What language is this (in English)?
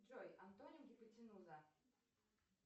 Russian